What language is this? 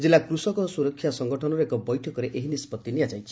Odia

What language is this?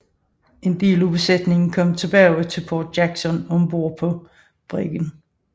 Danish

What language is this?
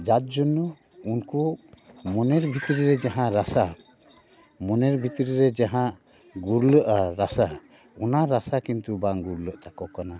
Santali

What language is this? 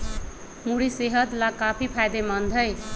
Magahi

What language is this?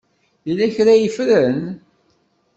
Kabyle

